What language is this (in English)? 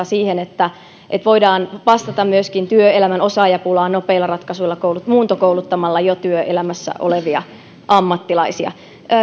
Finnish